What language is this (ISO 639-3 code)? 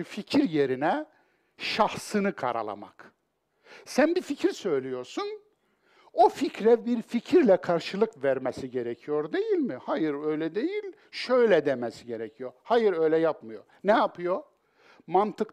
tur